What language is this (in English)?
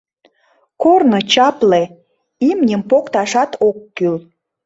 Mari